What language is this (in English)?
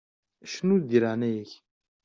Kabyle